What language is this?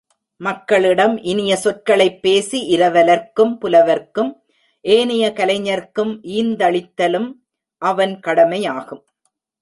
Tamil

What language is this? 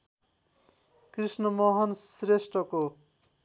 Nepali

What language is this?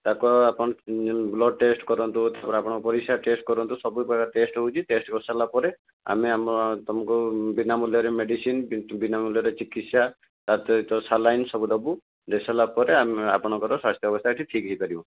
Odia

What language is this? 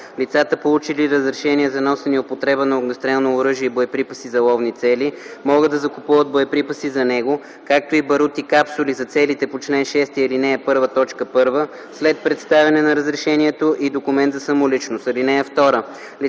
Bulgarian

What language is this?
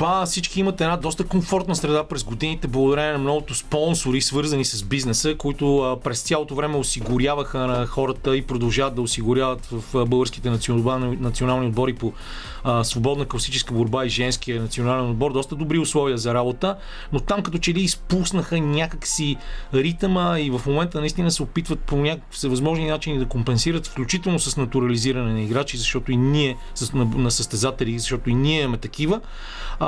Bulgarian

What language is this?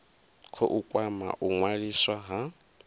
Venda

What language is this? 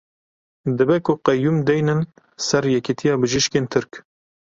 Kurdish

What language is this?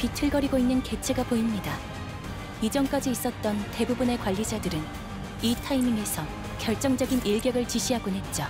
Korean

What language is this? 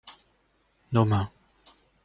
French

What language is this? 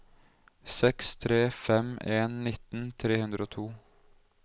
Norwegian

